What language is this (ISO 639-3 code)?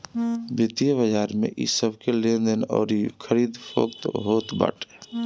bho